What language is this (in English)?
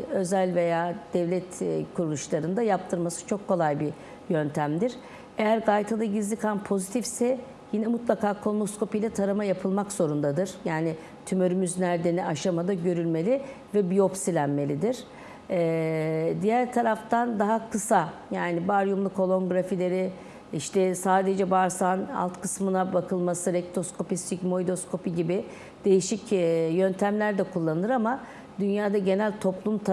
Turkish